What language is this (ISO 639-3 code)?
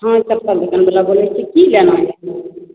mai